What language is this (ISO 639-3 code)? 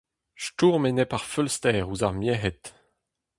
bre